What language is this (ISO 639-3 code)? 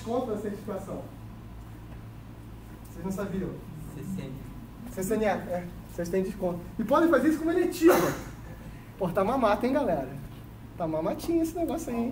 por